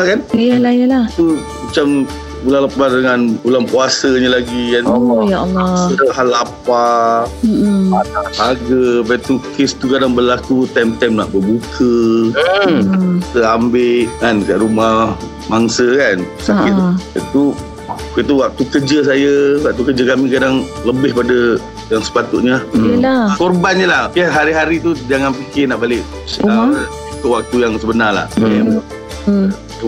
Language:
Malay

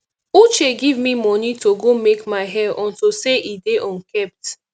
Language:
Nigerian Pidgin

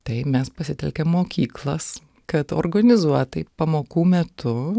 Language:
Lithuanian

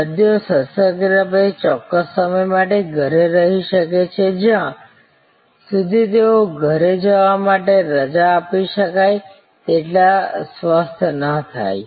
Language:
Gujarati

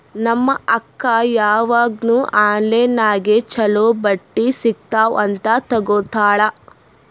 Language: Kannada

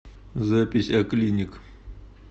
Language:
Russian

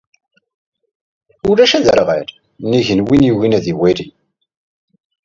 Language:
Kabyle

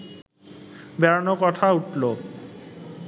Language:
Bangla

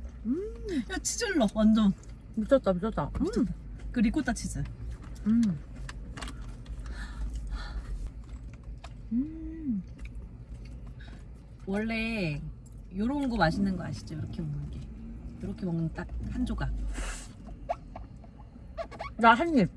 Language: Korean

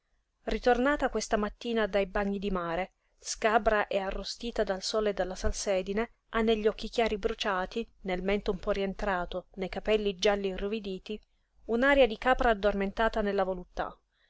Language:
Italian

